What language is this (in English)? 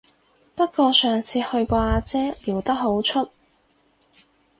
Cantonese